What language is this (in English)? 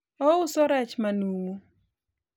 Luo (Kenya and Tanzania)